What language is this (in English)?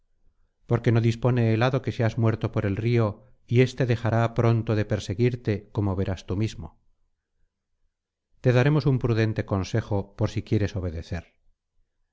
Spanish